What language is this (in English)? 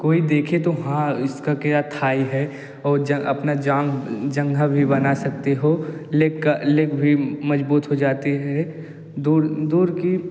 Hindi